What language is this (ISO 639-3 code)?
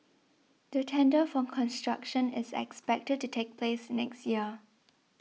eng